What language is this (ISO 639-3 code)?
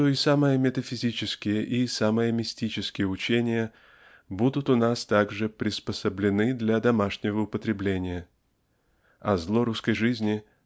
rus